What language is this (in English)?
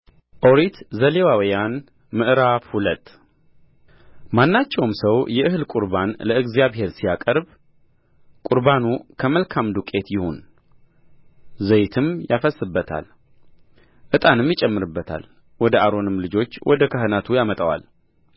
Amharic